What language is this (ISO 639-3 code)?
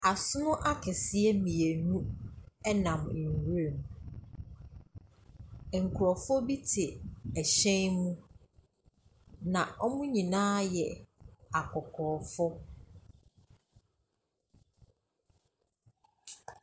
aka